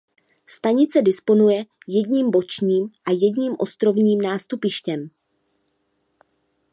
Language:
Czech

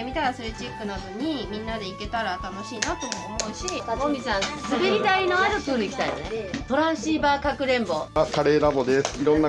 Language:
Japanese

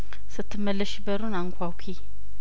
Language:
Amharic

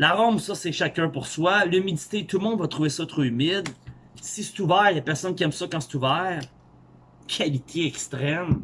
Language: French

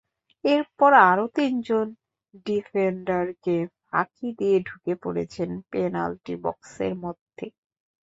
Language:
Bangla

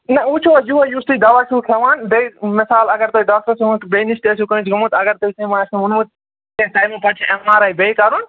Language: Kashmiri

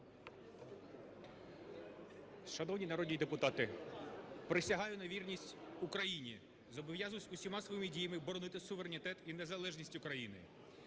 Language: Ukrainian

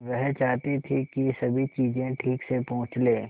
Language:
Hindi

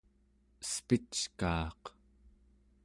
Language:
Central Yupik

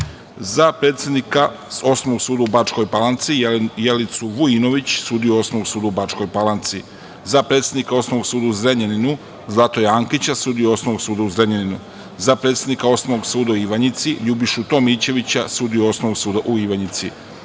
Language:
Serbian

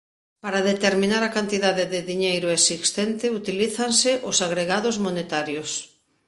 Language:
Galician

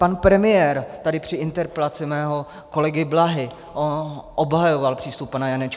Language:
Czech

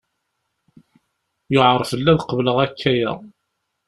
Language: Kabyle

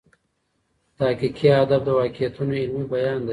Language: Pashto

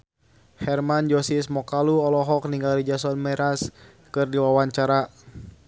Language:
Sundanese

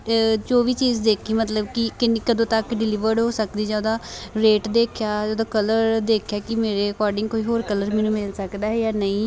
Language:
Punjabi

